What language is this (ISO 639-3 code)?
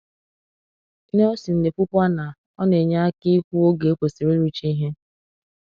ibo